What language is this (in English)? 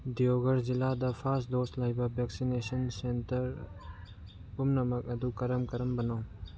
Manipuri